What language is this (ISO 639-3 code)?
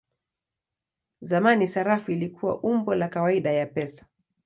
swa